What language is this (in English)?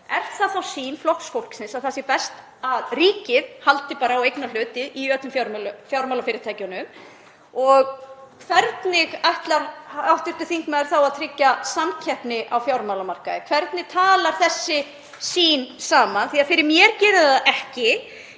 Icelandic